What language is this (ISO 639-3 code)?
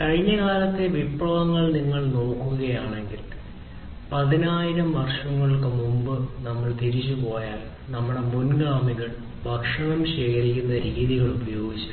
mal